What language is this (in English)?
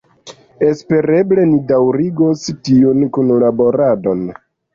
Esperanto